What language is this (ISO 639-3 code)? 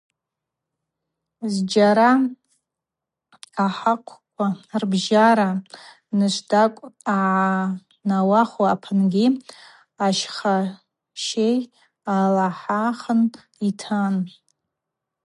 abq